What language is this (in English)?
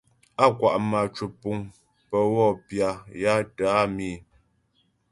Ghomala